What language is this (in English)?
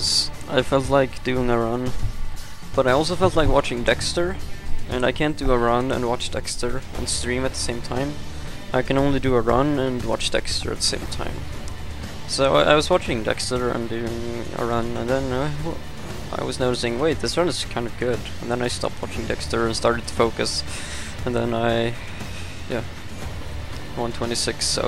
English